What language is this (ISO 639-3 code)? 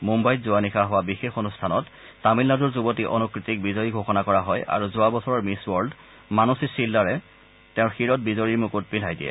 asm